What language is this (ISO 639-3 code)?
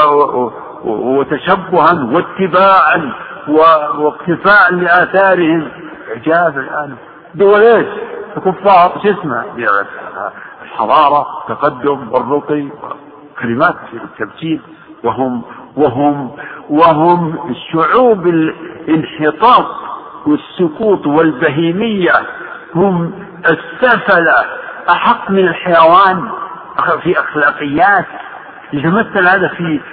ara